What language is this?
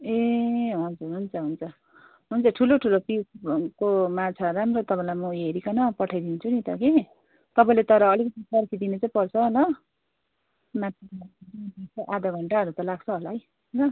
Nepali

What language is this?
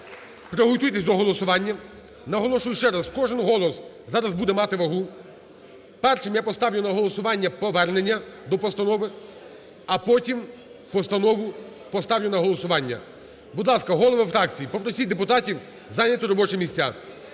Ukrainian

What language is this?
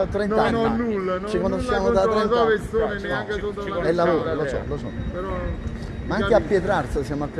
Italian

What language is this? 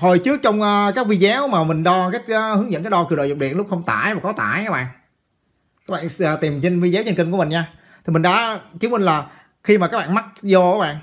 Vietnamese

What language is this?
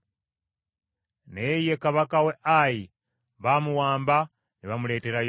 Ganda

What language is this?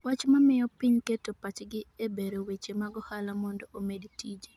Luo (Kenya and Tanzania)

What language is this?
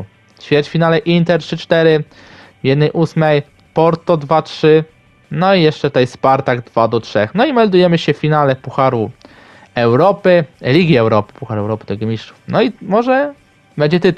Polish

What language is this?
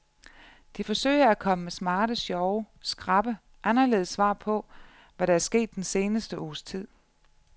Danish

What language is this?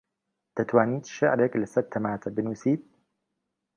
Central Kurdish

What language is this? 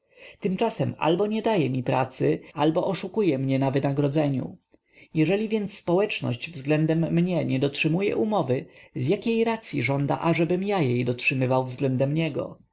Polish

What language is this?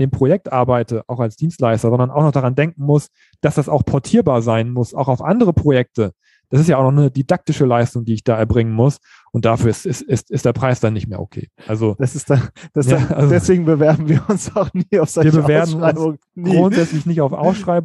German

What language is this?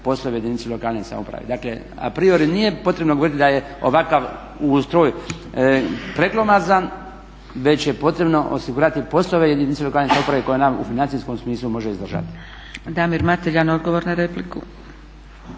Croatian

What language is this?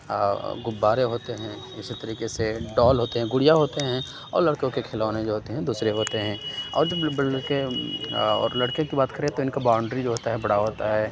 Urdu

